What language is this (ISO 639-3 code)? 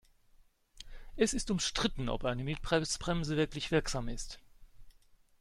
deu